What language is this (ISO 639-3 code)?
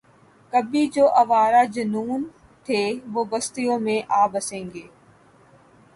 urd